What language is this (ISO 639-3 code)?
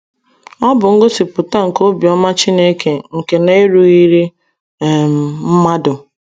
ibo